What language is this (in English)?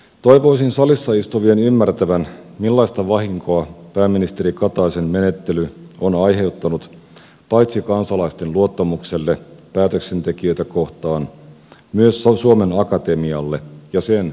Finnish